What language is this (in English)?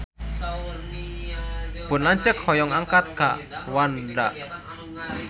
Sundanese